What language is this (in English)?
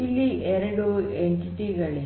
Kannada